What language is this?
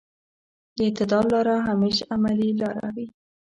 Pashto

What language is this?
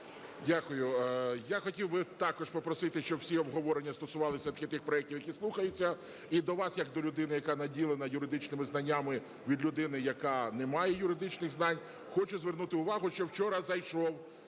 Ukrainian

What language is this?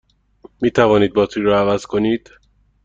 Persian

